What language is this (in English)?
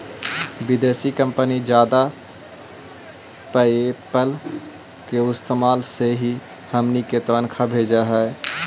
Magahi